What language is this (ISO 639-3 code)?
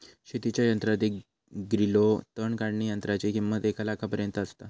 mar